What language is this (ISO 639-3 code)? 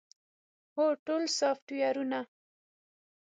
pus